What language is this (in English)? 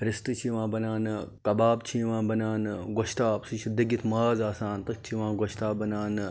Kashmiri